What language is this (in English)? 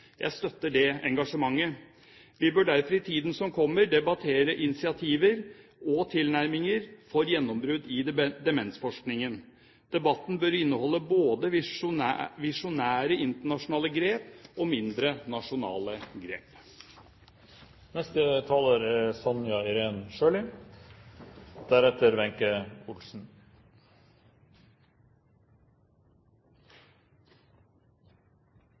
Norwegian Bokmål